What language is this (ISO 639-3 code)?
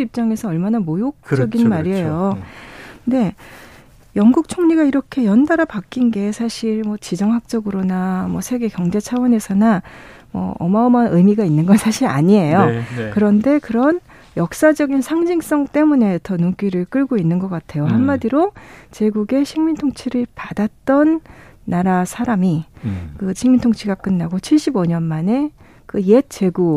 kor